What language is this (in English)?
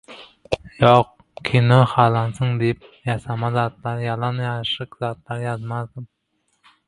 Turkmen